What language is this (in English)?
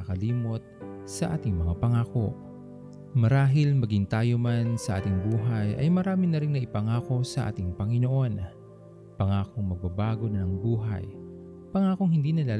Filipino